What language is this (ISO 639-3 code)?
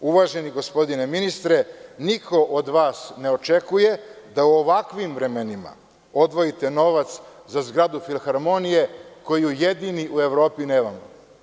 srp